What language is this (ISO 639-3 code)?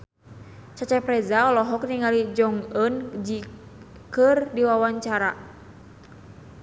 sun